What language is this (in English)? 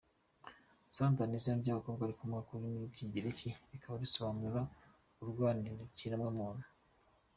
Kinyarwanda